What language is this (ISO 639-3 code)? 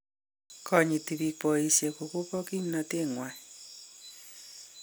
kln